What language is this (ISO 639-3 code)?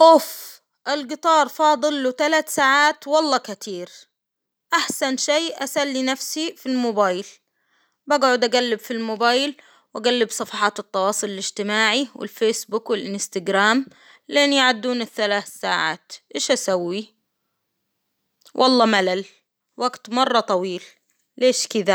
acw